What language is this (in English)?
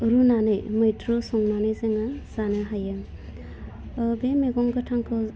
Bodo